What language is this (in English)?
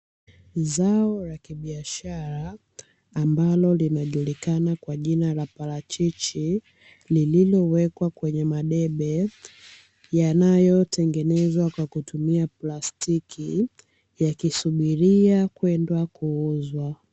Swahili